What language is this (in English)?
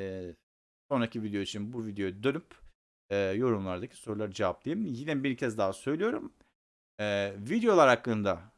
Turkish